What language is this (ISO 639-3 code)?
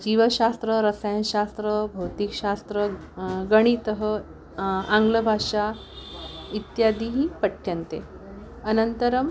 san